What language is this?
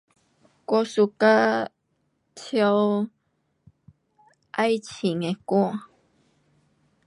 Pu-Xian Chinese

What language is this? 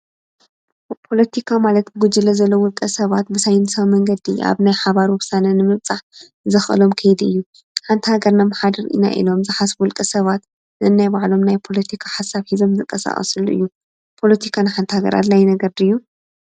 Tigrinya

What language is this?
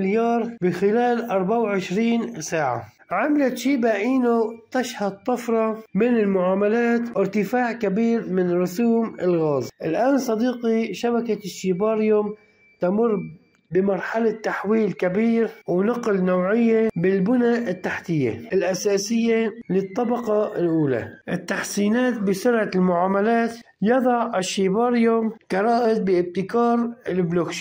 Arabic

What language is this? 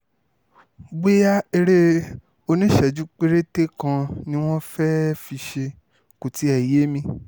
Yoruba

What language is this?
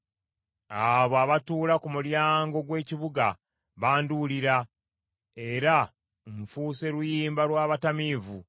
Ganda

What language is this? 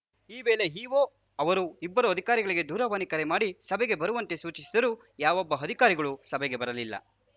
Kannada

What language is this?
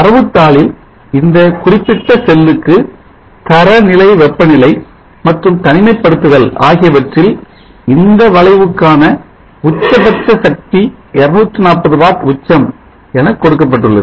Tamil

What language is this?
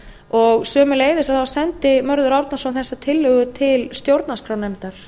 Icelandic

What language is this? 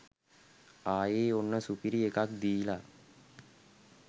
Sinhala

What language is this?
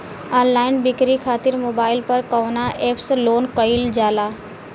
Bhojpuri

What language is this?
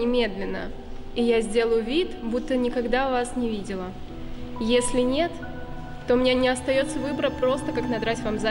Russian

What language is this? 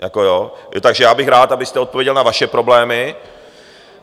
Czech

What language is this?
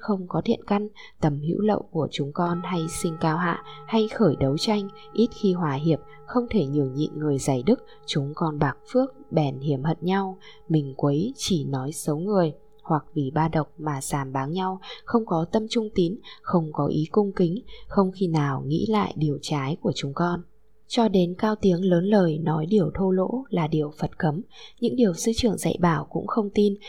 Vietnamese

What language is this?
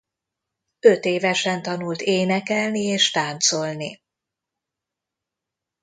Hungarian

